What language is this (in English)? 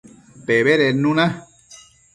Matsés